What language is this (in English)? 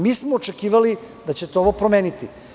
Serbian